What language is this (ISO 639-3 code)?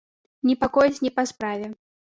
bel